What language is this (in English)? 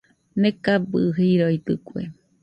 Nüpode Huitoto